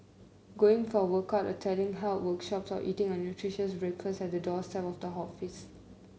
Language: English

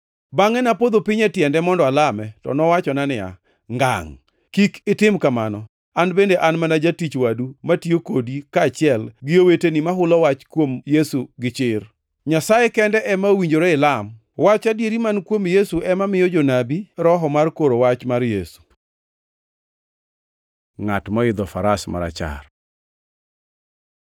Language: Luo (Kenya and Tanzania)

